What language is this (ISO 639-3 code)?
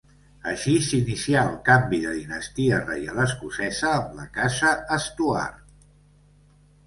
cat